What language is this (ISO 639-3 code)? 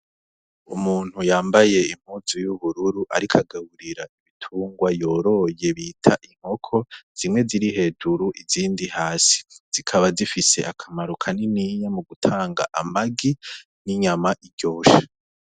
run